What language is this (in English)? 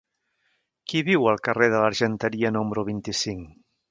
Catalan